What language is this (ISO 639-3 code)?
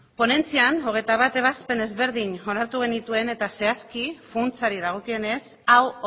eus